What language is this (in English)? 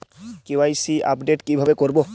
Bangla